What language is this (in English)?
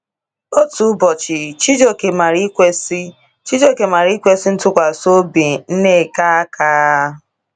Igbo